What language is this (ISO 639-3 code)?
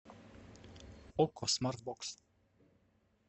rus